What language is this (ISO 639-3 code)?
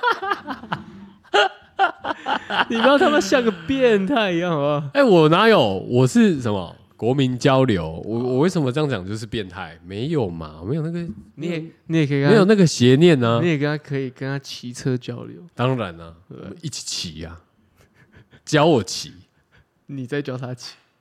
zho